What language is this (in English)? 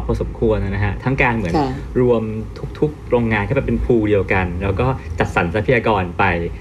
Thai